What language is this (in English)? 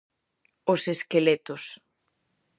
Galician